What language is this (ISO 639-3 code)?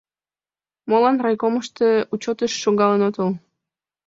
chm